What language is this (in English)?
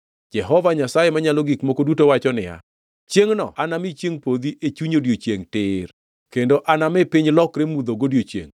Luo (Kenya and Tanzania)